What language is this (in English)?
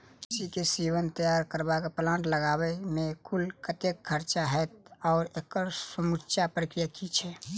Maithili